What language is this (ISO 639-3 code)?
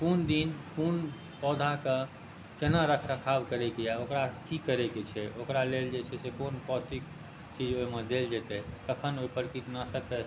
mai